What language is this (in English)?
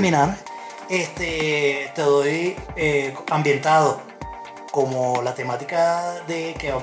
Spanish